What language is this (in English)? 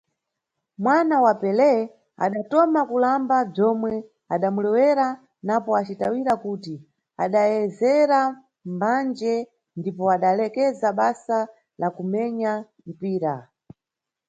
Nyungwe